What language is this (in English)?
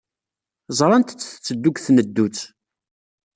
Kabyle